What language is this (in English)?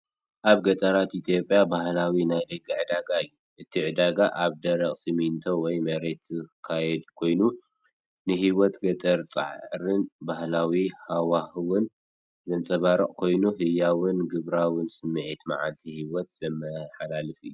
Tigrinya